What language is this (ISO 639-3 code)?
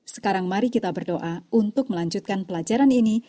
ind